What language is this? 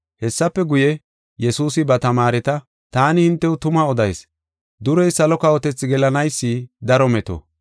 Gofa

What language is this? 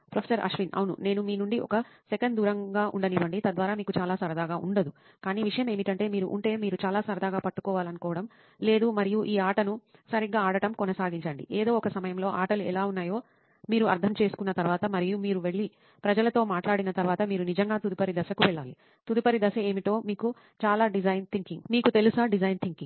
Telugu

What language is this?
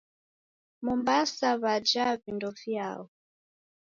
Taita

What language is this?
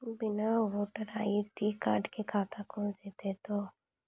Maithili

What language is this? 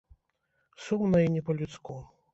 Belarusian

